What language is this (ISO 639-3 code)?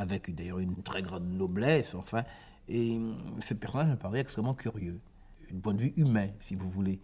fra